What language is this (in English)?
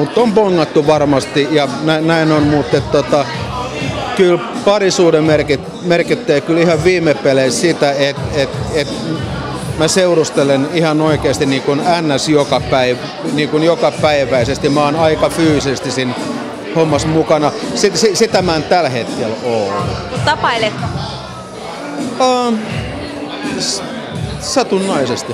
Finnish